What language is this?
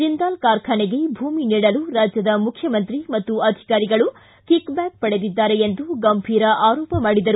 Kannada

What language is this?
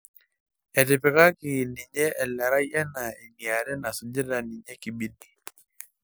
Masai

